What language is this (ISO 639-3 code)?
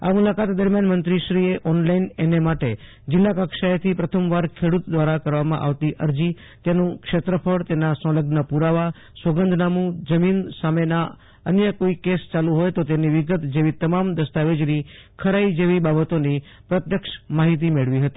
guj